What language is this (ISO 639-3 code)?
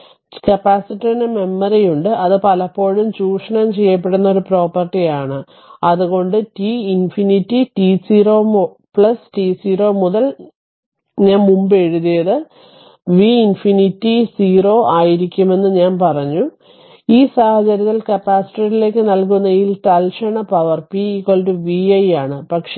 mal